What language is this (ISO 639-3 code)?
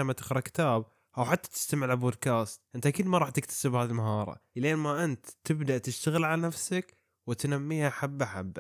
ara